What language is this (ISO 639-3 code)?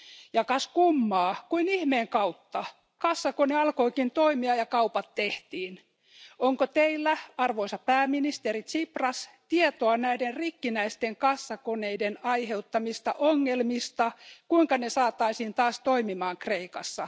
fin